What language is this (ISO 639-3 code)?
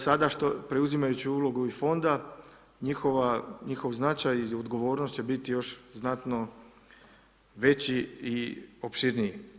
hrv